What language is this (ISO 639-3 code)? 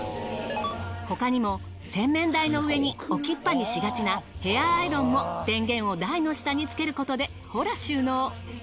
jpn